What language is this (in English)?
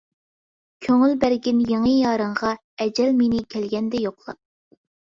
Uyghur